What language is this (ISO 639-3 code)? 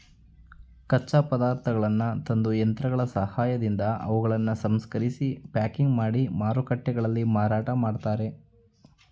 kan